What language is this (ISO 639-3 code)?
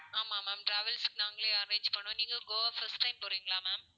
tam